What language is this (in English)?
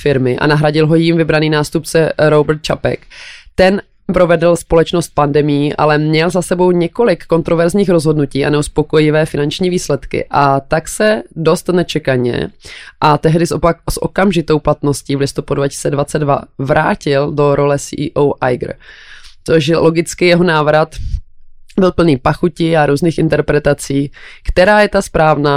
Czech